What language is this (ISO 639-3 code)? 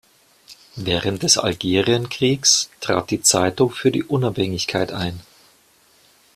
deu